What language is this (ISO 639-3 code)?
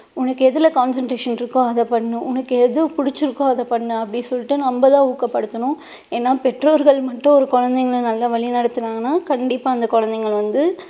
tam